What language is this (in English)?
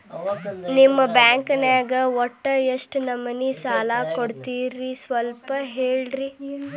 Kannada